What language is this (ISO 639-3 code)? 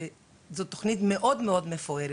heb